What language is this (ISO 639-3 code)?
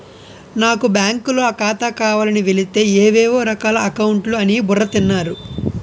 tel